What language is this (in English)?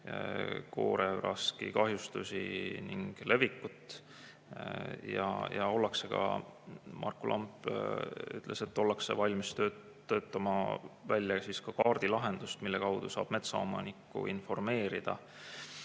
Estonian